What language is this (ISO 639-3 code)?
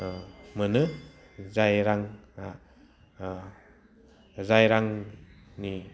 brx